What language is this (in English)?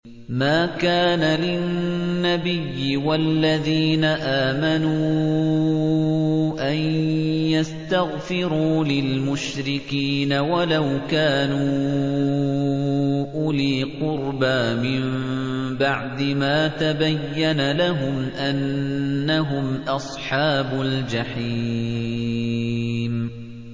Arabic